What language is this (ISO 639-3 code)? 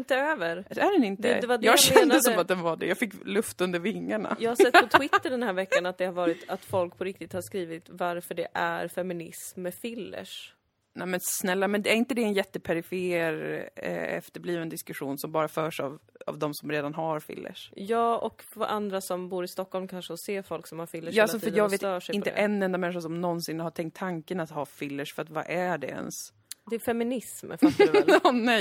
swe